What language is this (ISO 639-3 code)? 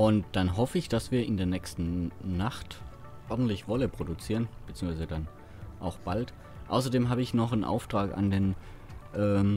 deu